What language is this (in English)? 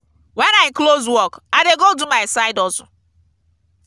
Nigerian Pidgin